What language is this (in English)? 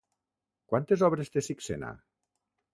Catalan